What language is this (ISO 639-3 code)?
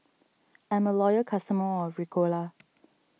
eng